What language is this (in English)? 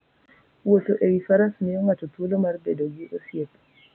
Luo (Kenya and Tanzania)